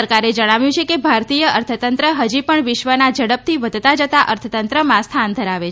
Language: Gujarati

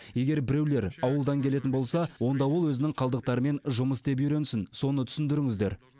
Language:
Kazakh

